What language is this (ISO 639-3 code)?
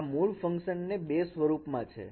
guj